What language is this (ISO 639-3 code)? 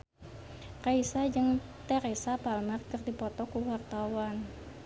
sun